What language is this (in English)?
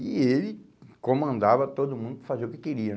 Portuguese